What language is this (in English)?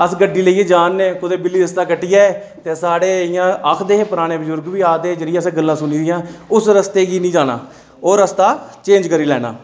Dogri